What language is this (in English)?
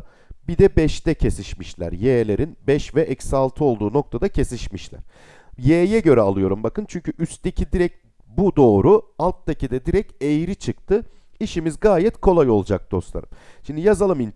Turkish